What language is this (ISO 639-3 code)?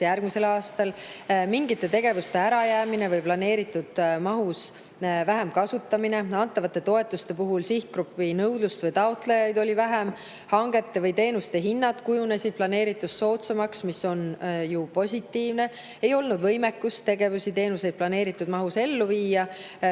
est